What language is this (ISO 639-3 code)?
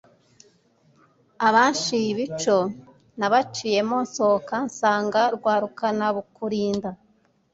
kin